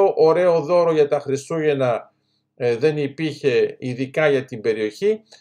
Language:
Greek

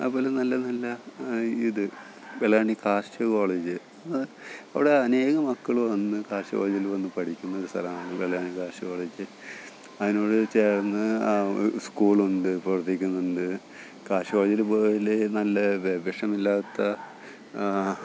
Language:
Malayalam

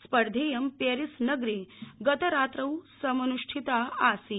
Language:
Sanskrit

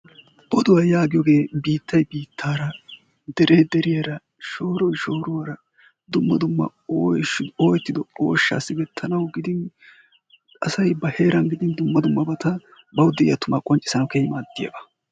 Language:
Wolaytta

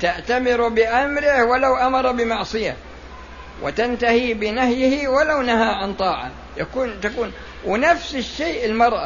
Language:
Arabic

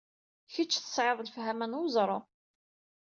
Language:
Kabyle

